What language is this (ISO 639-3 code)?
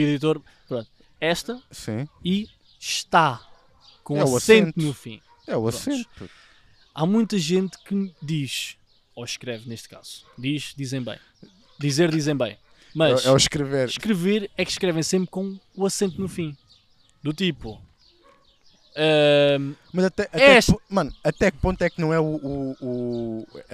por